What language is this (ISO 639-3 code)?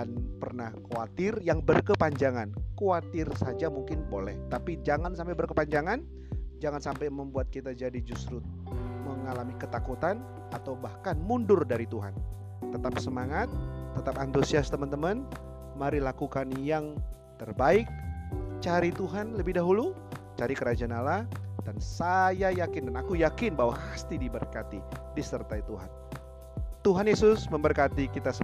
ind